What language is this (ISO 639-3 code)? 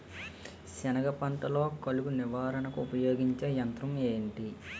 tel